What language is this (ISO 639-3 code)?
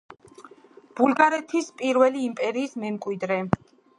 kat